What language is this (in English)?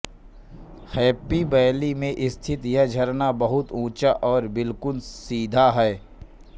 Hindi